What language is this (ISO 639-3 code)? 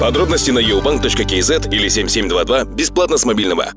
kaz